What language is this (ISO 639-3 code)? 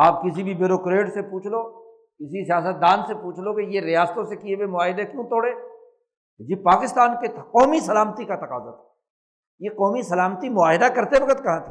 urd